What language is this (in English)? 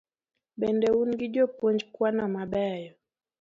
Luo (Kenya and Tanzania)